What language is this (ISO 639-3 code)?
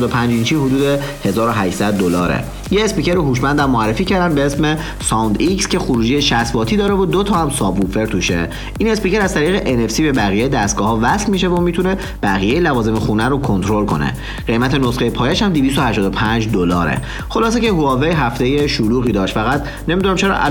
fas